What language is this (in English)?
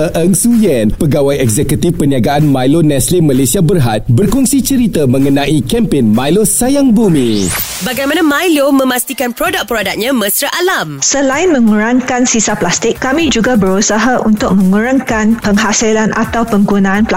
Malay